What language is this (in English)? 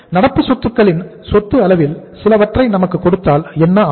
Tamil